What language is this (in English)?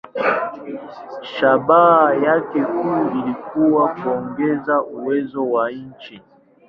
Swahili